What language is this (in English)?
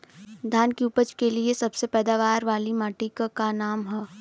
Bhojpuri